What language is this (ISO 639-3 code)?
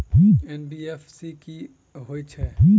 mai